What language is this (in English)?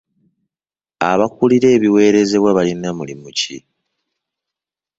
Ganda